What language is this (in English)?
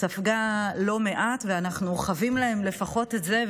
Hebrew